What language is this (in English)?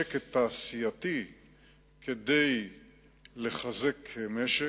Hebrew